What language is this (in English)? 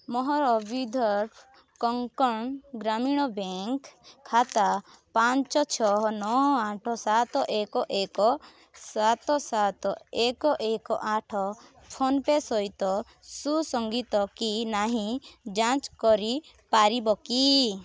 Odia